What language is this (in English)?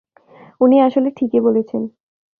Bangla